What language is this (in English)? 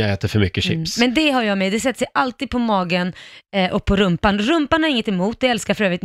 Swedish